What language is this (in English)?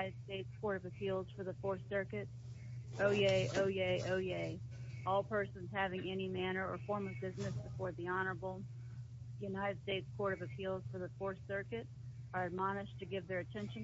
English